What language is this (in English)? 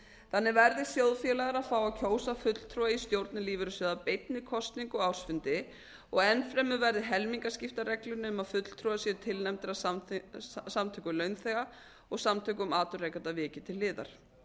Icelandic